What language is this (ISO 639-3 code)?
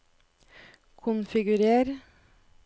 nor